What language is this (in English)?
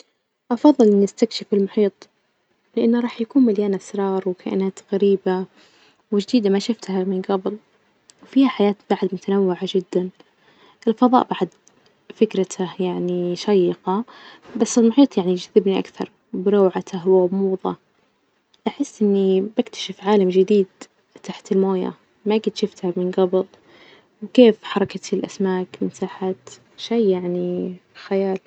Najdi Arabic